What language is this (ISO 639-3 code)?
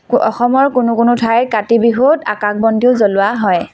asm